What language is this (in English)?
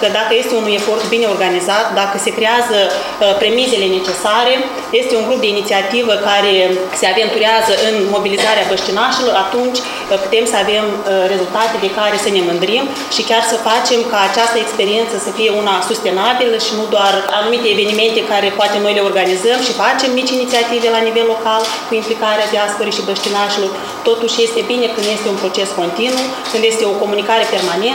Romanian